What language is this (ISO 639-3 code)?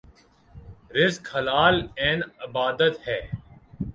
urd